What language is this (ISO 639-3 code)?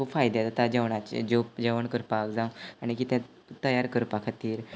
kok